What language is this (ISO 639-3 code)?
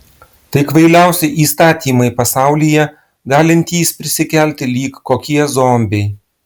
lit